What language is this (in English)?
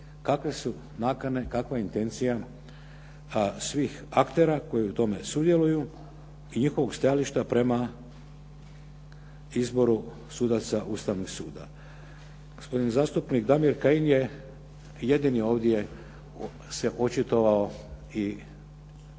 Croatian